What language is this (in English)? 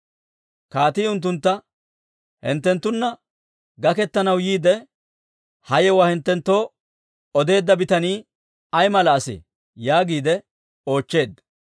Dawro